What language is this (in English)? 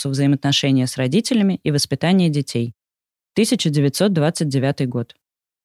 Russian